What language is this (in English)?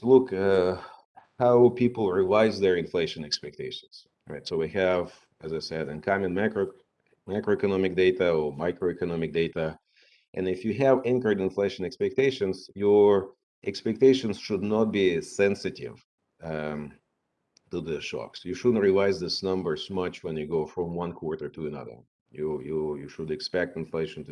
English